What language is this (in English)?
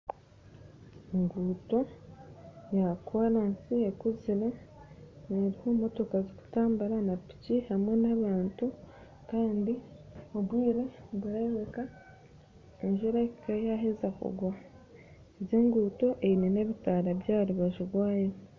Nyankole